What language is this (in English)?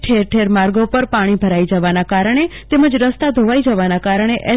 Gujarati